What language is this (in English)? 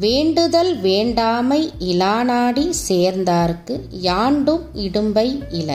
Tamil